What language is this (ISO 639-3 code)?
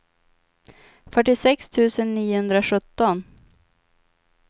swe